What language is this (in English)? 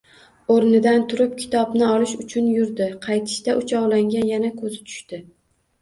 Uzbek